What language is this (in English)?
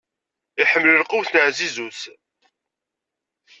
Kabyle